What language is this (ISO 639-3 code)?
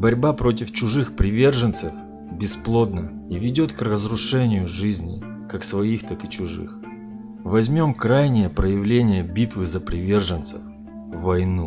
rus